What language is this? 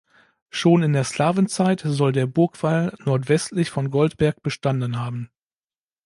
German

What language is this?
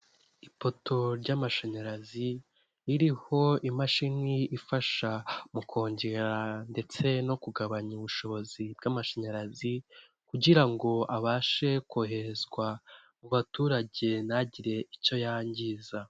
Kinyarwanda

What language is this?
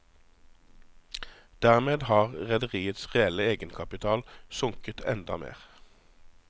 Norwegian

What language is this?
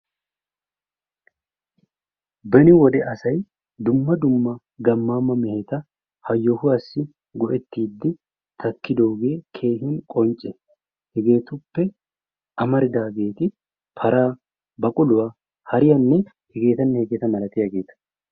Wolaytta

